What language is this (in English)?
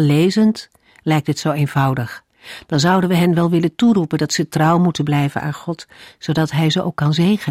Dutch